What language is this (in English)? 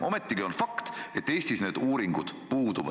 Estonian